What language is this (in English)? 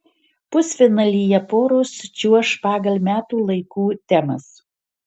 Lithuanian